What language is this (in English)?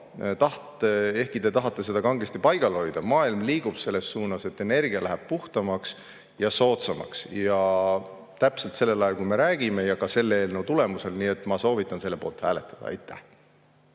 Estonian